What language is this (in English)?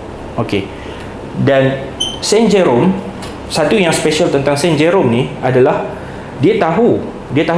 Malay